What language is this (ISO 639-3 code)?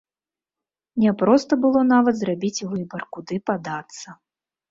bel